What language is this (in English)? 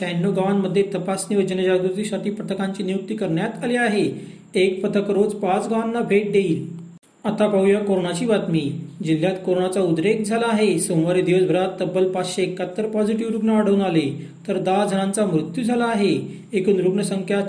Marathi